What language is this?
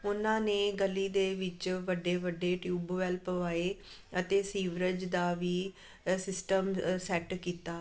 Punjabi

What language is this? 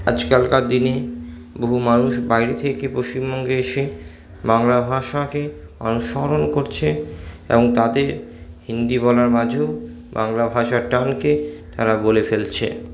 Bangla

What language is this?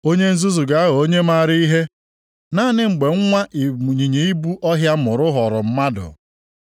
Igbo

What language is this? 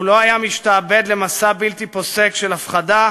Hebrew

